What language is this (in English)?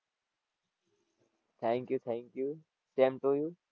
Gujarati